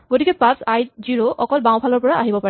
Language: Assamese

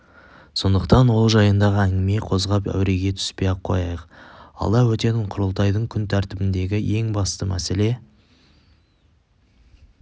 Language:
Kazakh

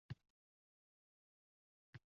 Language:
Uzbek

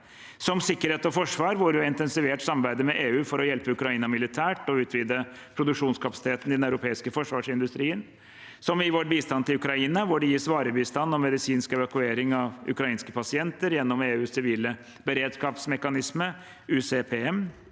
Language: Norwegian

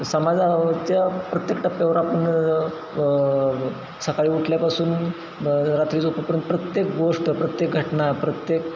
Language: Marathi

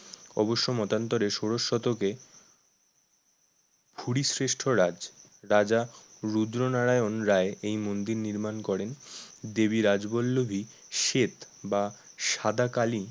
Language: Bangla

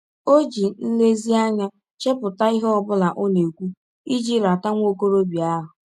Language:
Igbo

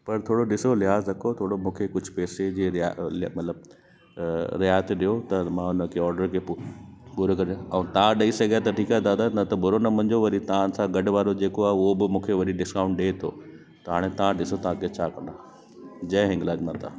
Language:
Sindhi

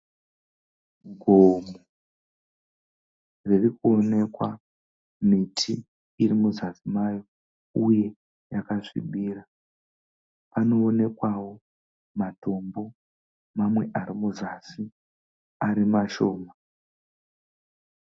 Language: Shona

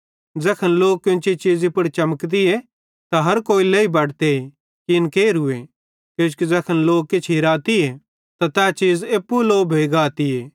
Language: Bhadrawahi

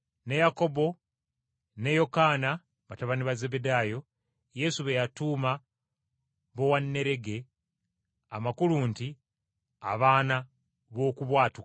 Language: Ganda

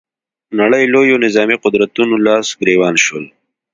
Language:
Pashto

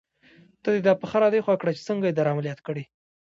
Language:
Pashto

